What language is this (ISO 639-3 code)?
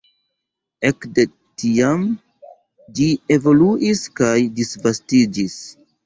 epo